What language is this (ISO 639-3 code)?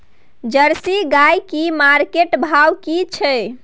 mai